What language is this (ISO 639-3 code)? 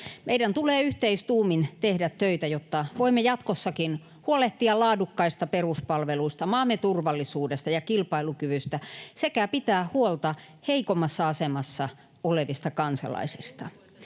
fin